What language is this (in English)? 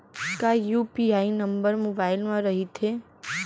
Chhattisgarhi